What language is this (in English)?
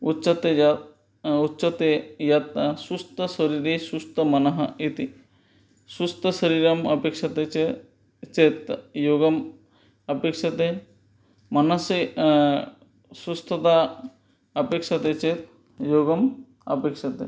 Sanskrit